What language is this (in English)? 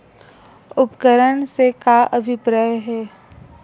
Chhattisgarhi